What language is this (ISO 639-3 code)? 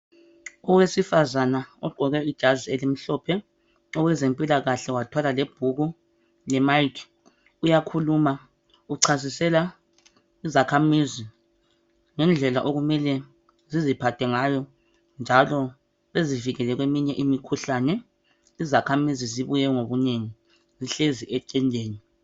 nde